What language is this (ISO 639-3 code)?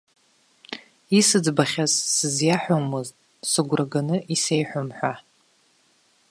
abk